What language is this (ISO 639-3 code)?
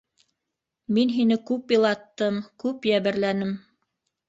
bak